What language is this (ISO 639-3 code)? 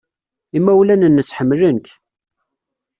kab